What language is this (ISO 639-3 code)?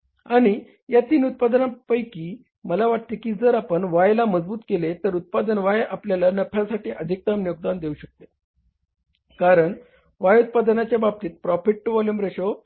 mar